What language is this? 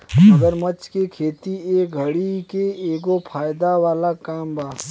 Bhojpuri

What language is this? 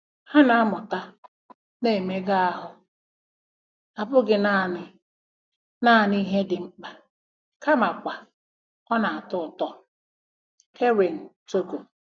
Igbo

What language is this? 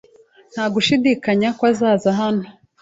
Kinyarwanda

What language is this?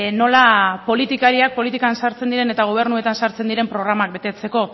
Basque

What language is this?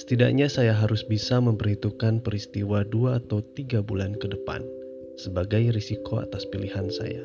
Indonesian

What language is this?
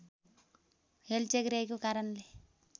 Nepali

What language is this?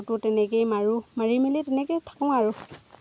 Assamese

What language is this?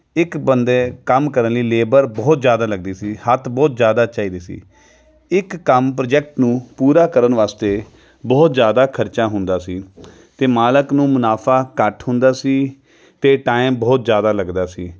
Punjabi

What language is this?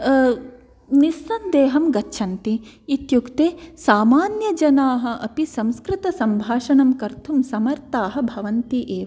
Sanskrit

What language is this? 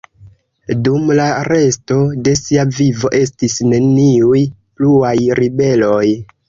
Esperanto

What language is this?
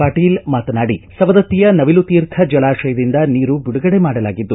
Kannada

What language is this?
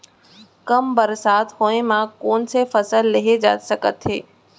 Chhattisgarhi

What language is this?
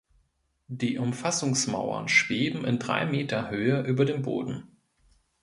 German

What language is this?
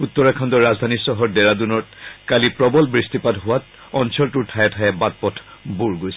Assamese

